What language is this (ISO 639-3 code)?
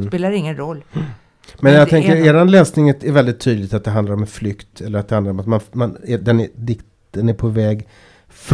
swe